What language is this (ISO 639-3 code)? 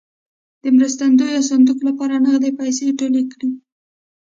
pus